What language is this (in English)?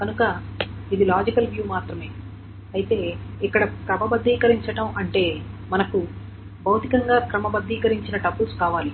Telugu